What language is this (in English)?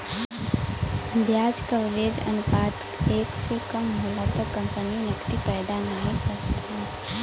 Bhojpuri